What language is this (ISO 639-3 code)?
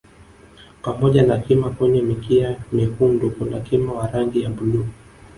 swa